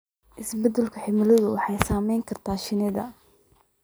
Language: Somali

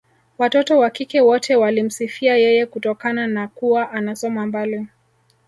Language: Swahili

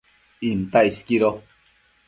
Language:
Matsés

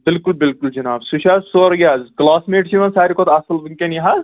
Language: Kashmiri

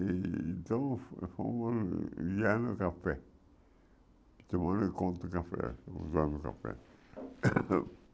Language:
Portuguese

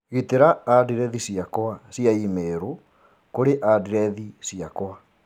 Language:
Kikuyu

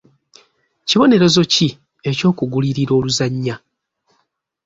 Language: Ganda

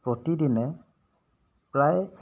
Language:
Assamese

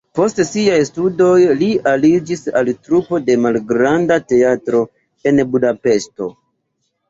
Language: Esperanto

